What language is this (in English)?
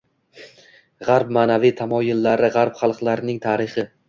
Uzbek